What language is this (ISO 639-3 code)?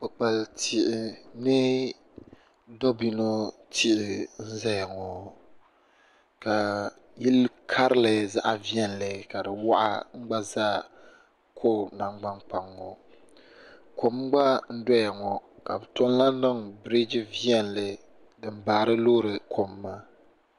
dag